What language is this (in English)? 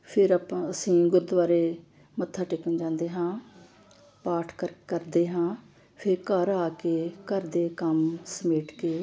Punjabi